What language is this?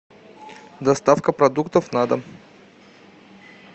Russian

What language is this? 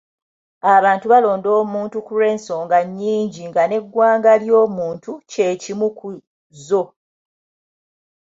Ganda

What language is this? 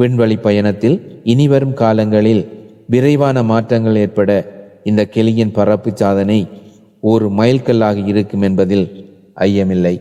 Tamil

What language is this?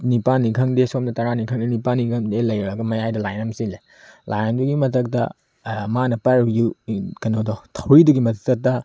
Manipuri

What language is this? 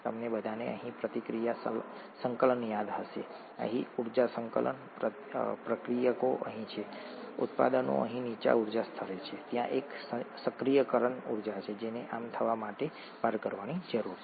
Gujarati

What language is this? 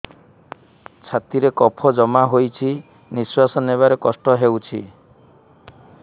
Odia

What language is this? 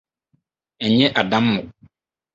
Akan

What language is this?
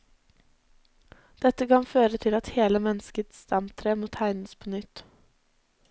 Norwegian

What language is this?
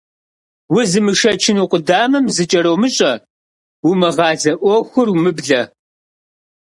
Kabardian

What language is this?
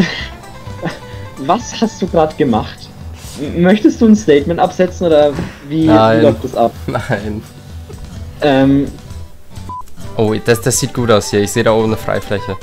German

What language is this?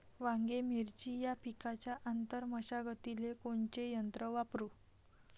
Marathi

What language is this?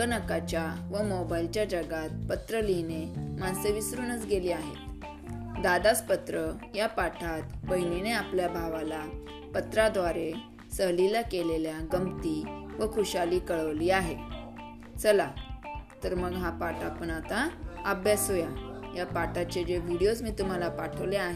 Marathi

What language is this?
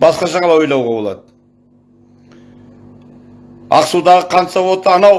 Turkish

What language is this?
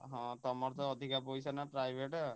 Odia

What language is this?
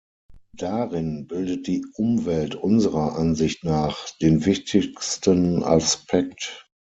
German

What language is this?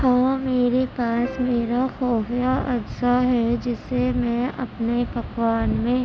Urdu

